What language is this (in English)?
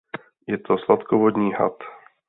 Czech